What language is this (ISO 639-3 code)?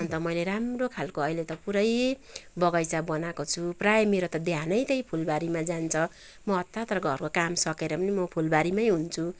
nep